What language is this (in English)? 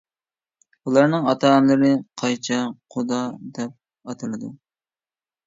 Uyghur